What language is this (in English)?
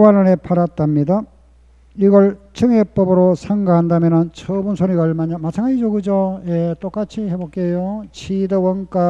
Korean